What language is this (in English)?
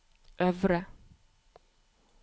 Norwegian